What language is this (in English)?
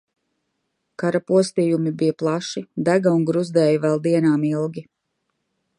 Latvian